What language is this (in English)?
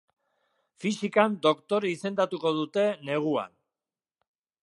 Basque